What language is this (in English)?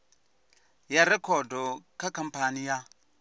Venda